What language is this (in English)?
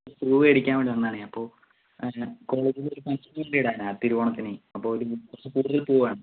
Malayalam